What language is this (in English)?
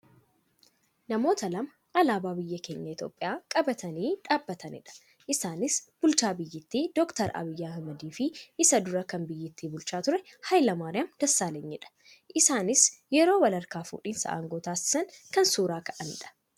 Oromo